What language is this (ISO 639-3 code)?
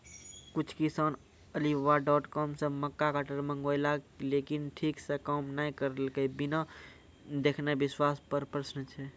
mai